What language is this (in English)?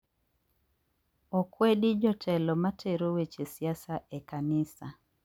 Luo (Kenya and Tanzania)